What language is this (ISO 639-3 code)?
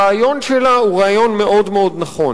heb